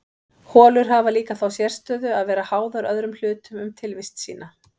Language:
Icelandic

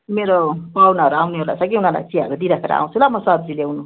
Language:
Nepali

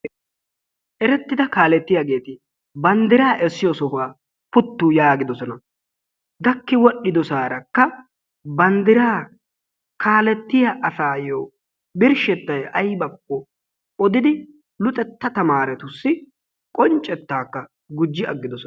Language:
Wolaytta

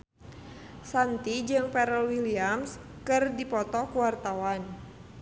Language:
Sundanese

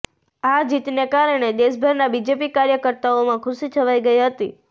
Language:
Gujarati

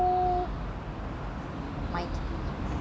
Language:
English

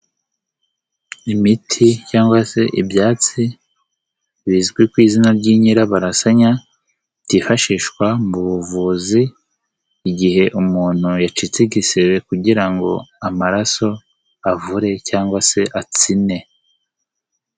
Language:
Kinyarwanda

